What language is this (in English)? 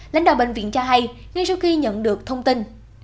Vietnamese